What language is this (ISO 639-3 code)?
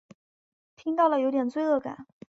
zho